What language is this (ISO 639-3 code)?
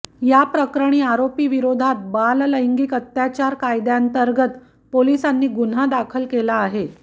mar